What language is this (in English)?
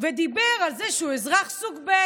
Hebrew